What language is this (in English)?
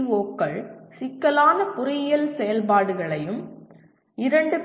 Tamil